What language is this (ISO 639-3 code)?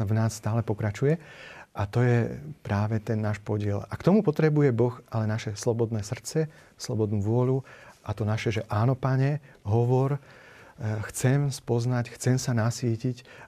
slk